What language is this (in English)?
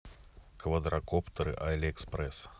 Russian